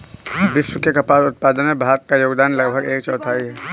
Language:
Hindi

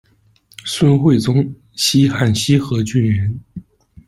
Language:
Chinese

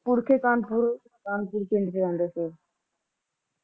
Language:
Punjabi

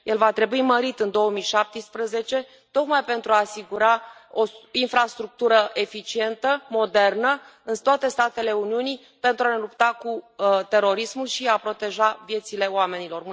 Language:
Romanian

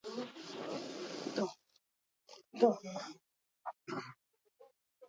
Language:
Basque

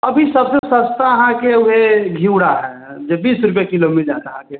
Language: Maithili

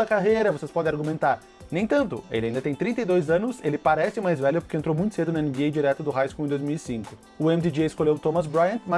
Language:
Portuguese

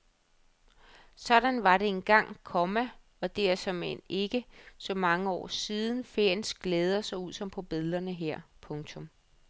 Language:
Danish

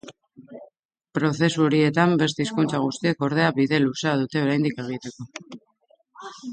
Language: Basque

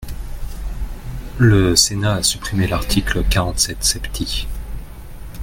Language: French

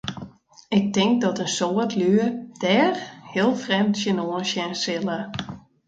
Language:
Western Frisian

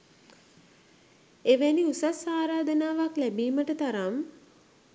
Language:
Sinhala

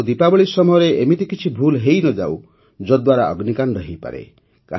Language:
Odia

